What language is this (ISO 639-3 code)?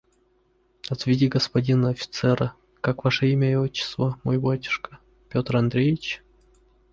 rus